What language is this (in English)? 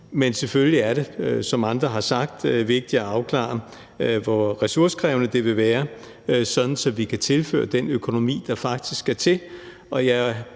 Danish